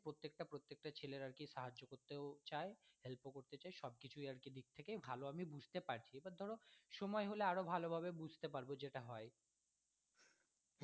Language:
Bangla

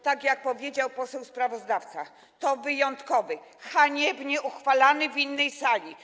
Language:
Polish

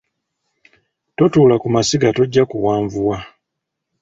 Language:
Ganda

